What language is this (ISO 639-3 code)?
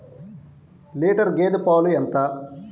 tel